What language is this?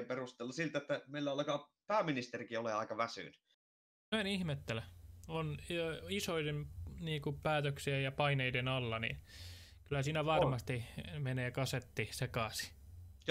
Finnish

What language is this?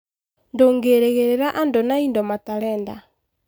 Kikuyu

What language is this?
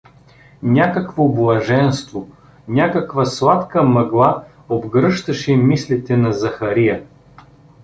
Bulgarian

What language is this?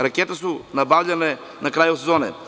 Serbian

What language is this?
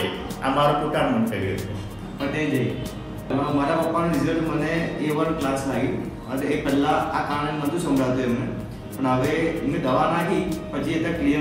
Thai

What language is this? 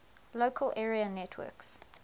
English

